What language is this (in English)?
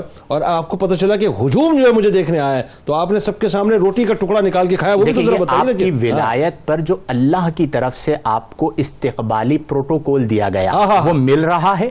Urdu